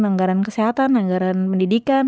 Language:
Indonesian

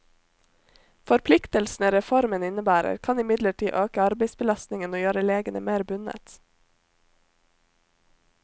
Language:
Norwegian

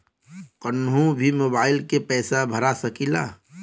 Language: Bhojpuri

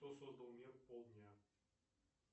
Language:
Russian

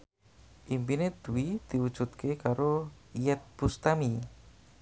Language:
Javanese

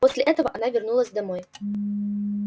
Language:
Russian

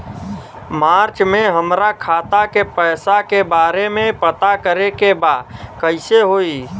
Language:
Bhojpuri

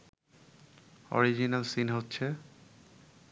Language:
Bangla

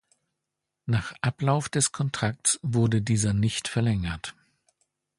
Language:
German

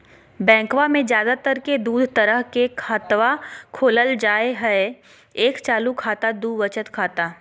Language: Magahi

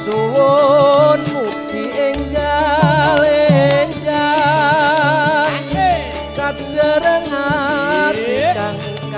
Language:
Indonesian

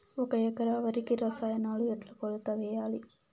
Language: Telugu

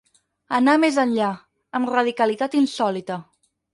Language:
Catalan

